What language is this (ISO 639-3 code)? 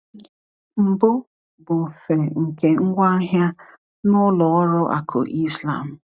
ibo